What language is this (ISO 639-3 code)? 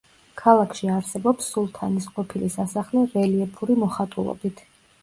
kat